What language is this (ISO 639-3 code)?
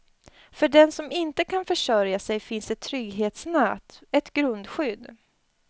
swe